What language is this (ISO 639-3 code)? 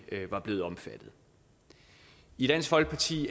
dan